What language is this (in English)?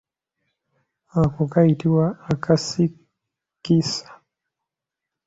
Ganda